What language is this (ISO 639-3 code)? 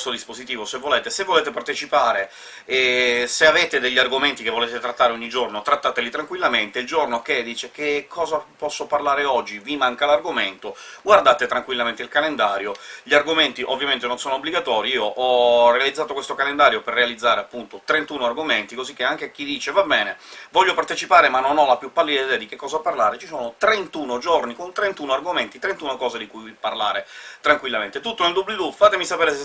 ita